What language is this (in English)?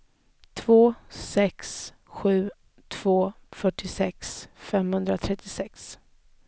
Swedish